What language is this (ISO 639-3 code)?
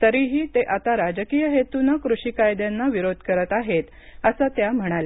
mar